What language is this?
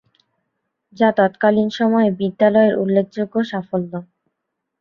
Bangla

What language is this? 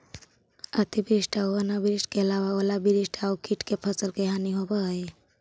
Magahi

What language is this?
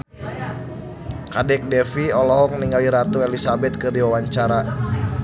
Sundanese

